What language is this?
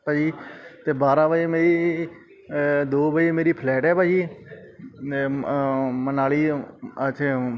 Punjabi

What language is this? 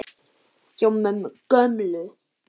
Icelandic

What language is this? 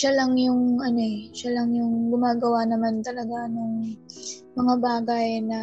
Filipino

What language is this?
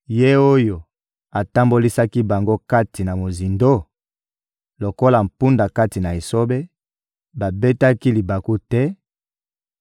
Lingala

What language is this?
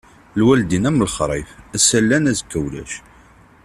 Kabyle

